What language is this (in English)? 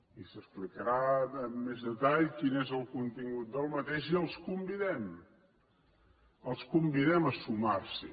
Catalan